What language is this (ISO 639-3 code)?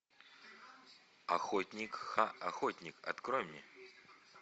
rus